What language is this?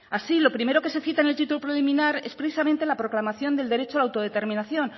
Spanish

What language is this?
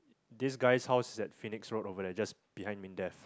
English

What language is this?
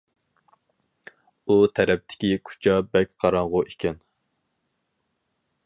Uyghur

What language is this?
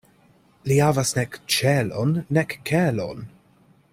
Esperanto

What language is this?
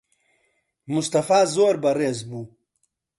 Central Kurdish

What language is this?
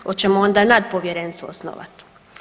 Croatian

